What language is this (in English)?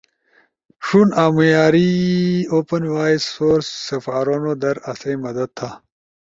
Ushojo